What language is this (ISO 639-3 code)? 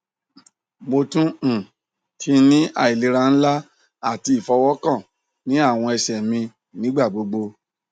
yor